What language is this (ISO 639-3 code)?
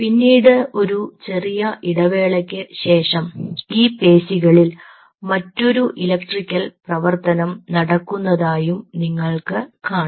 mal